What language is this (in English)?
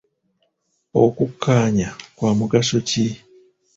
Ganda